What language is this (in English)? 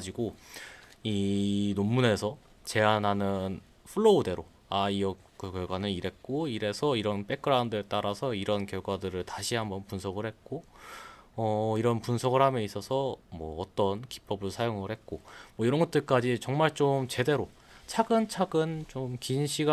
Korean